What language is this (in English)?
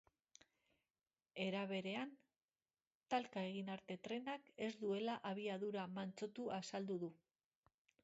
Basque